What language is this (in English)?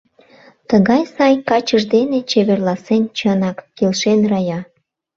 Mari